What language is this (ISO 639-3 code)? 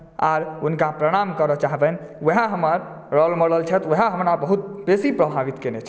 mai